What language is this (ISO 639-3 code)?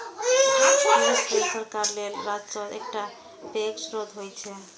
mai